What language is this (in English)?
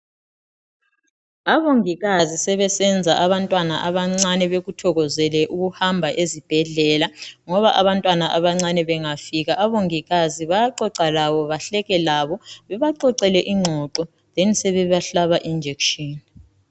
North Ndebele